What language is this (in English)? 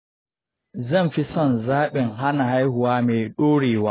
Hausa